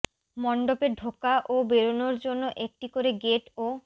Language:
Bangla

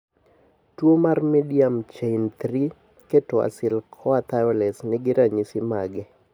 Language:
Luo (Kenya and Tanzania)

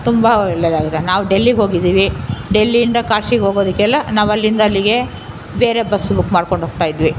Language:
Kannada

